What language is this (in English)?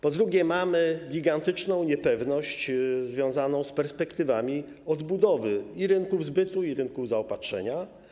Polish